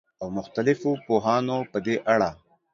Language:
Pashto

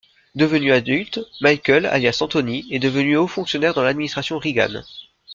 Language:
French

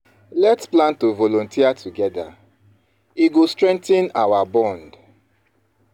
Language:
Nigerian Pidgin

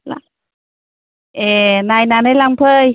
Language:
Bodo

